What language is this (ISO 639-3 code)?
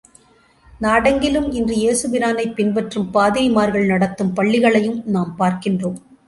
tam